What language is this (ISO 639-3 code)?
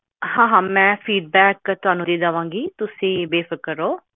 pan